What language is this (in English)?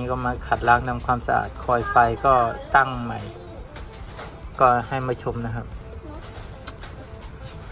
Thai